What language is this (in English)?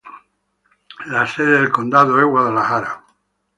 Spanish